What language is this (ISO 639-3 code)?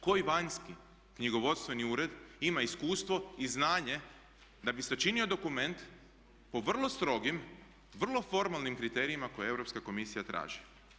hrv